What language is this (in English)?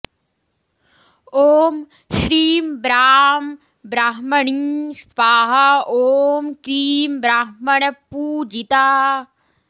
Sanskrit